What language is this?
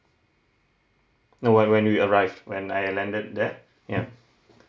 English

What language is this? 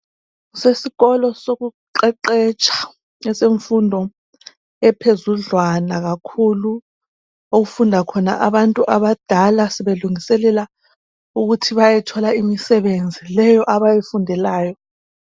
North Ndebele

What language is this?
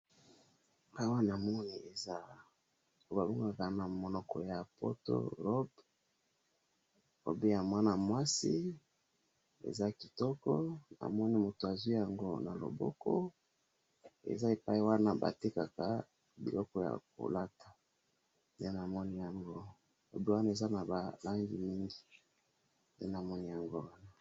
Lingala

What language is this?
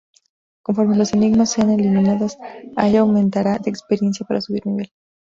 Spanish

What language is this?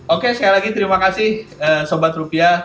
Indonesian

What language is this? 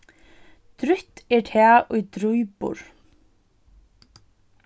Faroese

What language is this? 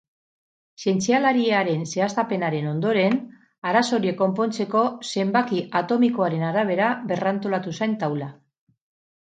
Basque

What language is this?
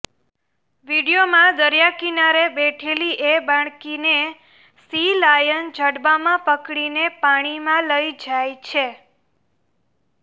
Gujarati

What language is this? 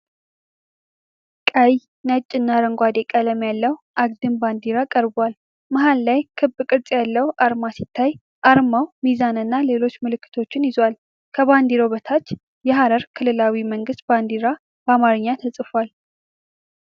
Amharic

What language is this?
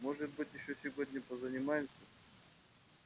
Russian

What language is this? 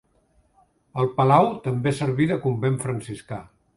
Catalan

